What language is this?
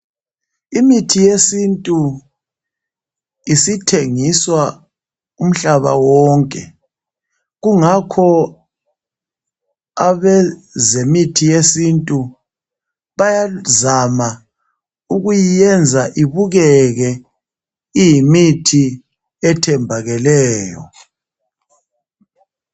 North Ndebele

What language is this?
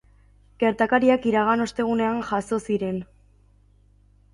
Basque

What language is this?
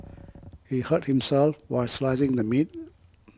English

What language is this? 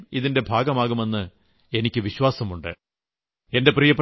Malayalam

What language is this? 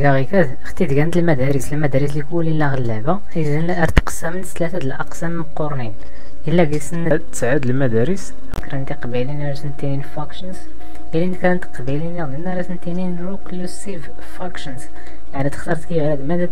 Arabic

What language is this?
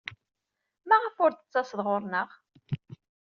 Kabyle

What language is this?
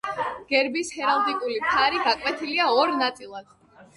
Georgian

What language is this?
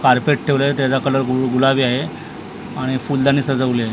Marathi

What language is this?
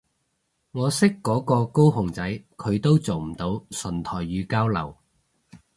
Cantonese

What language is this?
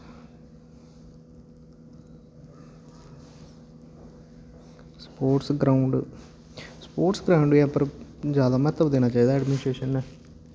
Dogri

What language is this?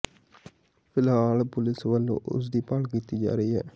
Punjabi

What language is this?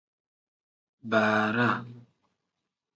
Tem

